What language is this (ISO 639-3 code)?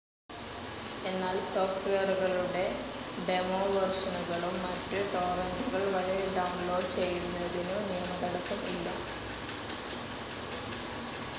mal